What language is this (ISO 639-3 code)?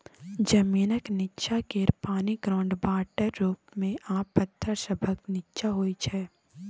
mai